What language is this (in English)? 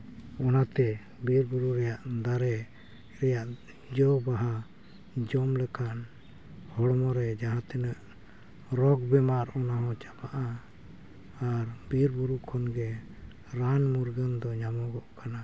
Santali